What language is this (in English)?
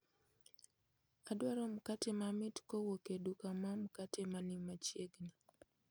Luo (Kenya and Tanzania)